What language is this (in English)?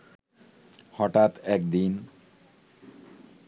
Bangla